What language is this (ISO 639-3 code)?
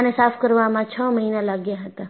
guj